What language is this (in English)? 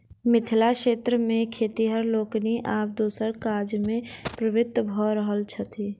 Maithili